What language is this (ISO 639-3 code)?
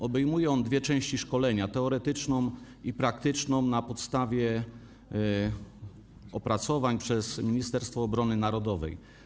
pol